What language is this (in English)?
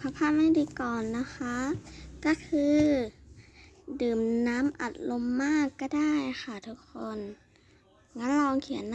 Thai